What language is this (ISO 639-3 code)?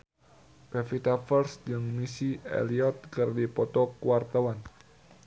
sun